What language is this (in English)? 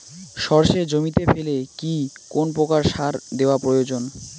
Bangla